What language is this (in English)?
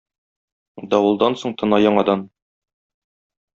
Tatar